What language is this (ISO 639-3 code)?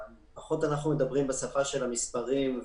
heb